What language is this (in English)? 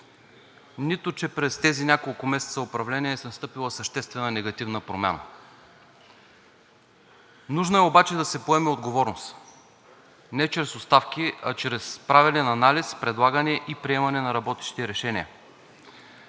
Bulgarian